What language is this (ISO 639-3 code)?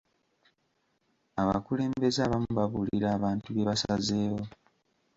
lug